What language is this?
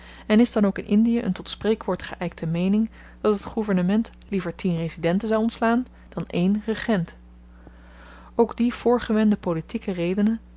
Dutch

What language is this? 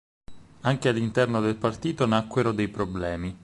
Italian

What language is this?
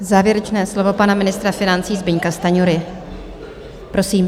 Czech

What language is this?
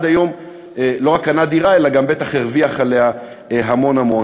Hebrew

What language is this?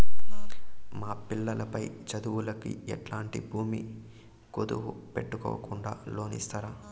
Telugu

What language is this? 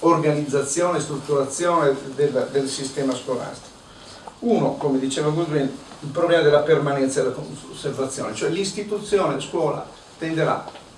Italian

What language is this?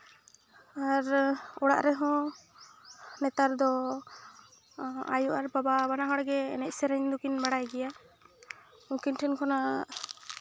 Santali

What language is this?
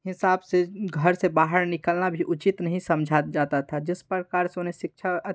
Hindi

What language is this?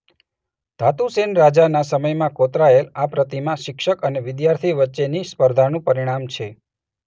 Gujarati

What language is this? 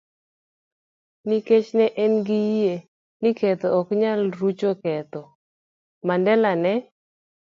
Luo (Kenya and Tanzania)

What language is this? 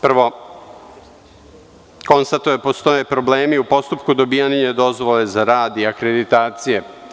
Serbian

